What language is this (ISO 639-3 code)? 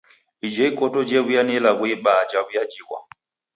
dav